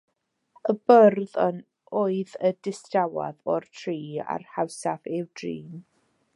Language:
Welsh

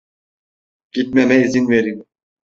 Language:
Turkish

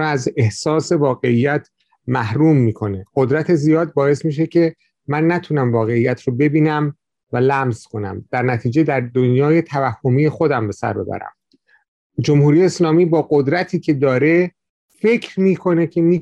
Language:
Persian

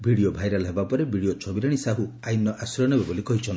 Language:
Odia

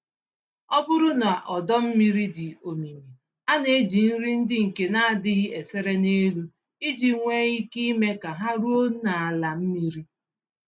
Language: Igbo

